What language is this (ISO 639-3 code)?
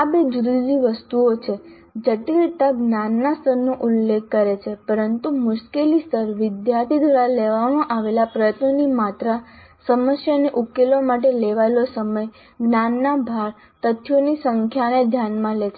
guj